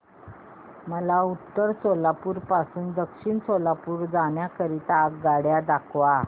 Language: Marathi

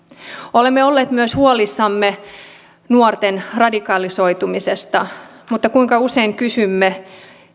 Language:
Finnish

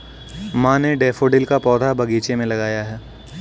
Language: Hindi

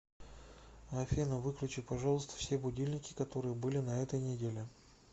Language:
Russian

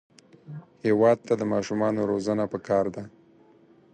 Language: Pashto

